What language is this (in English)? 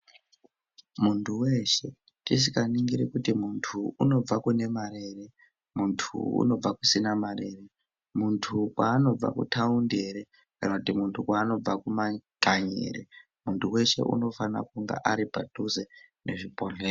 Ndau